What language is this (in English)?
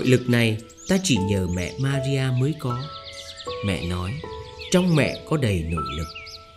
Vietnamese